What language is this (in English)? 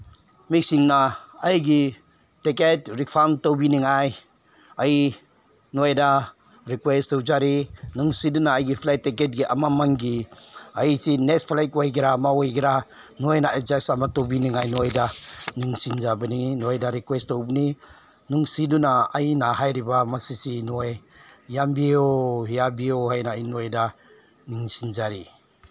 Manipuri